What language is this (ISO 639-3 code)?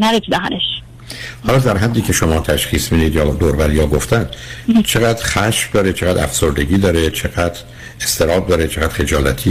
fas